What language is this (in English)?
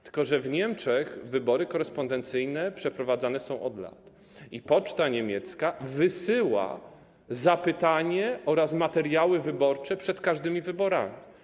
Polish